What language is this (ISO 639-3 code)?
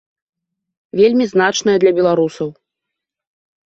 bel